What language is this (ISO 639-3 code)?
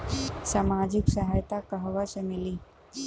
bho